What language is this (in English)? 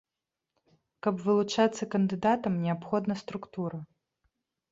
Belarusian